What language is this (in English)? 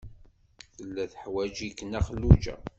Kabyle